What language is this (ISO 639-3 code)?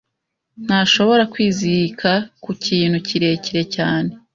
kin